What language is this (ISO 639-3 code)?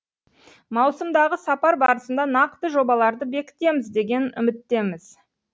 kaz